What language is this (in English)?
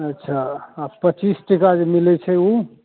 Maithili